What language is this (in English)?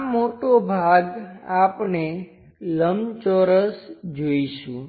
Gujarati